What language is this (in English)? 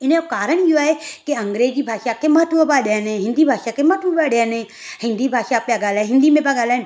Sindhi